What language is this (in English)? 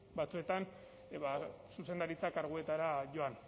Basque